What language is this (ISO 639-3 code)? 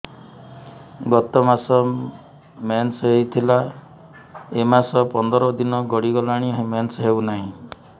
ori